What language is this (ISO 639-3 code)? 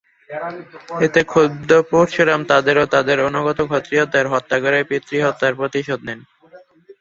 ben